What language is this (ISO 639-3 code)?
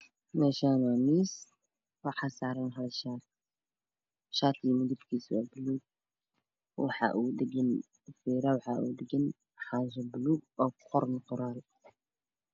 som